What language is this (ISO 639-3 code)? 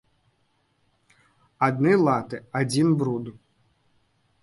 bel